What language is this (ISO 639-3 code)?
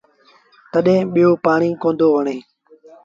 sbn